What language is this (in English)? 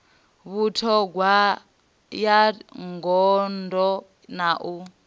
Venda